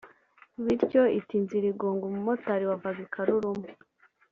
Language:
Kinyarwanda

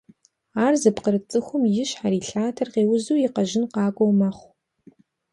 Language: Kabardian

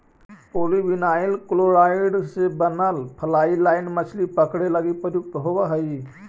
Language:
Magahi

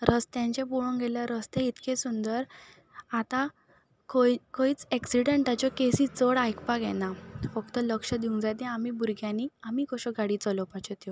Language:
Konkani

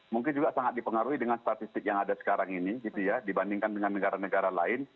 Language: Indonesian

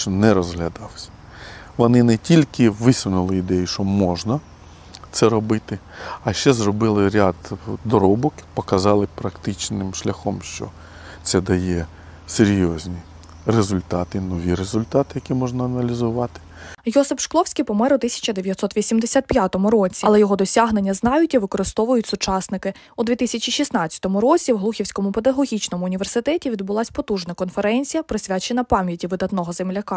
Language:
Ukrainian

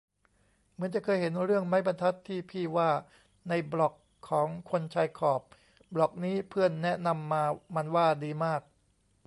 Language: Thai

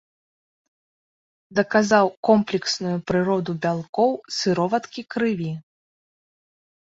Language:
Belarusian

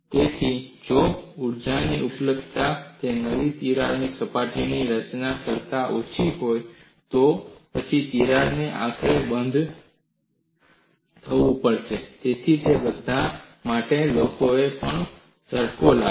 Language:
Gujarati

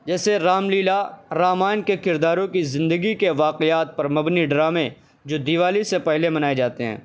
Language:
Urdu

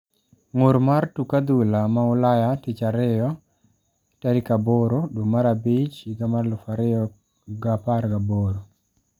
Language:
Luo (Kenya and Tanzania)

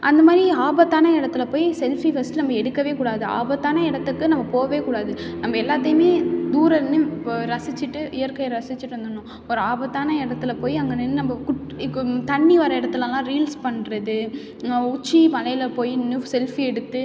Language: Tamil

